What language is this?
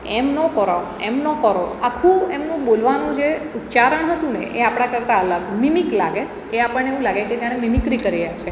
Gujarati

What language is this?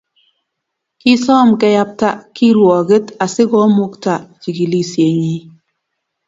Kalenjin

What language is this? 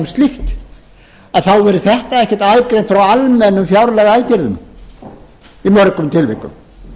Icelandic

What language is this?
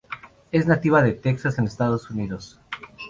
Spanish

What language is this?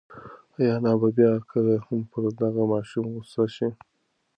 Pashto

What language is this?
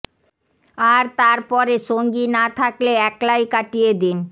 Bangla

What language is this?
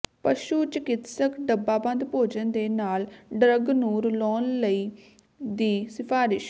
Punjabi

